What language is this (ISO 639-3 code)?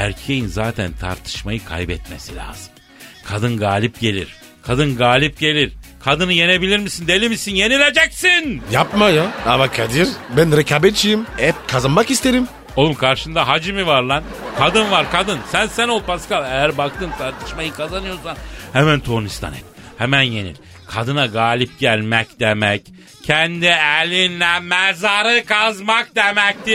tur